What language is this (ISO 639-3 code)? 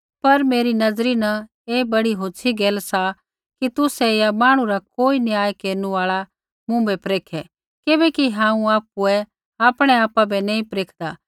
kfx